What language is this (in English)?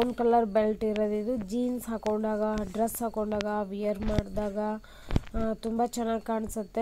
Romanian